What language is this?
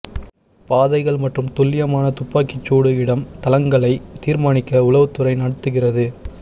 Tamil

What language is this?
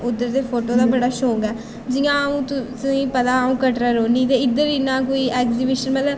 Dogri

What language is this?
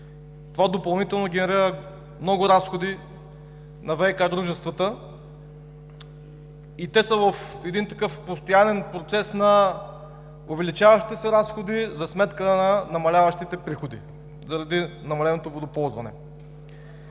Bulgarian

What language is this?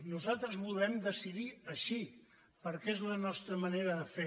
Catalan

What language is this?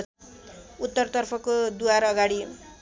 Nepali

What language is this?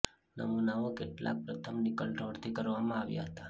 Gujarati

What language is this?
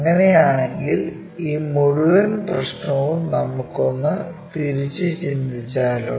Malayalam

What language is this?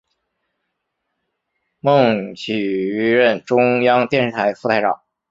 Chinese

